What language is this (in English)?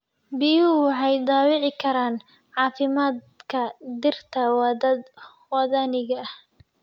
Somali